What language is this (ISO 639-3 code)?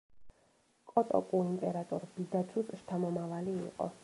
kat